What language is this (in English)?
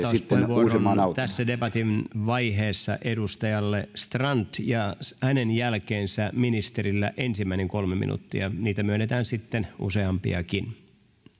Finnish